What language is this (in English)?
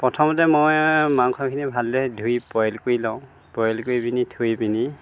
Assamese